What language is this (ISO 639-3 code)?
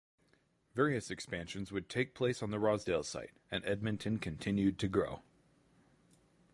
eng